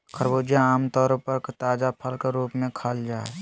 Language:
Magahi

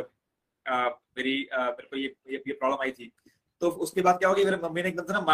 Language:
Hindi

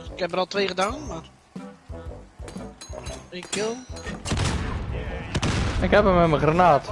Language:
Dutch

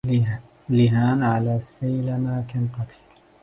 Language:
Arabic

